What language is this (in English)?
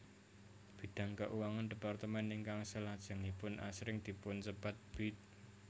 Javanese